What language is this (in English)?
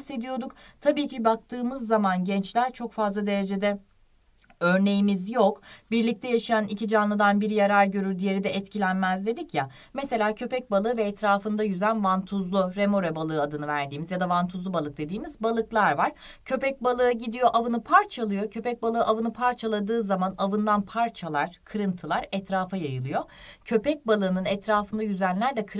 Turkish